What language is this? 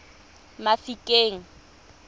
Tswana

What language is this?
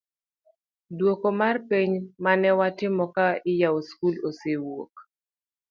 Luo (Kenya and Tanzania)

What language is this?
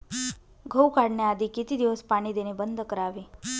Marathi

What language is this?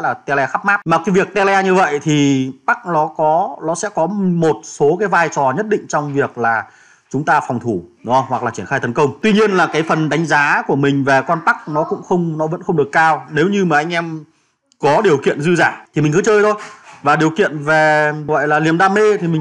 Vietnamese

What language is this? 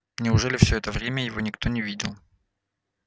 Russian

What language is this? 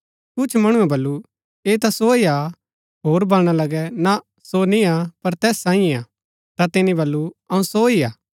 Gaddi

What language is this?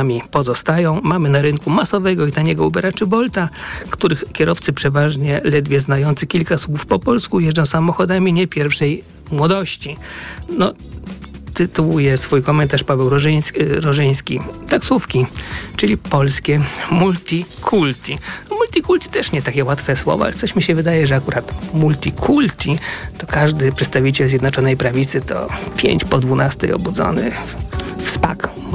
Polish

